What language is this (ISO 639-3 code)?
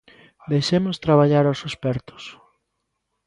glg